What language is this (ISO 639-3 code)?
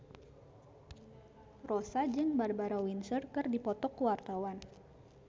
sun